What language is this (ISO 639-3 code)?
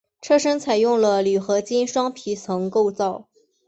zho